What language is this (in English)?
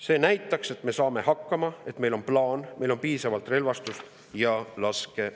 Estonian